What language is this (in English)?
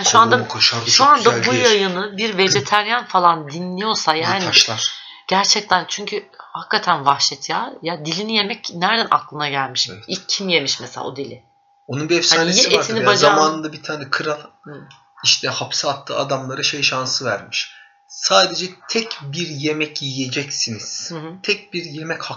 Turkish